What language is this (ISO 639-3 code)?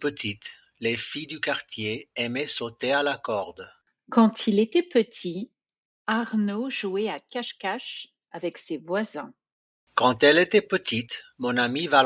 fra